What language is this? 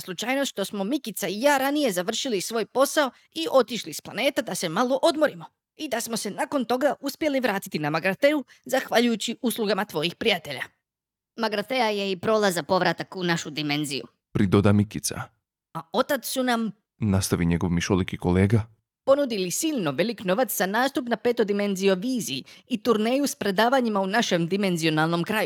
Croatian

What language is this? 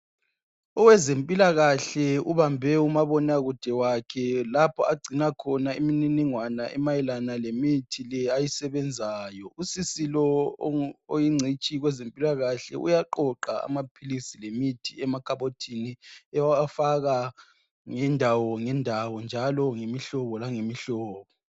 North Ndebele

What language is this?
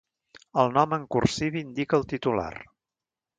Catalan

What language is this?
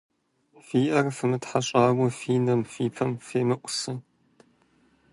Kabardian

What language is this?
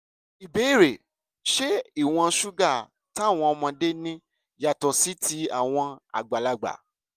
Yoruba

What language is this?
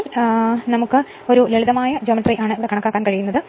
Malayalam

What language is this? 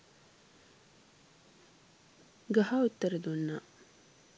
Sinhala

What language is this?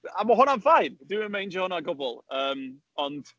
Welsh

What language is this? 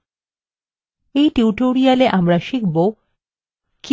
Bangla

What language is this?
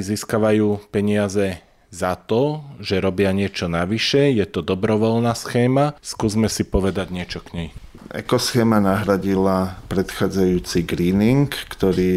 Slovak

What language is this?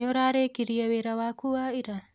Kikuyu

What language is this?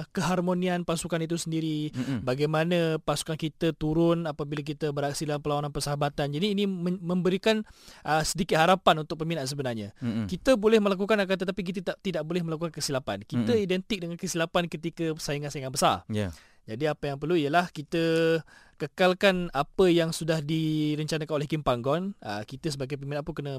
Malay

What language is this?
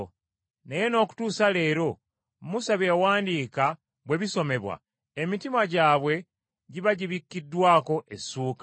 Ganda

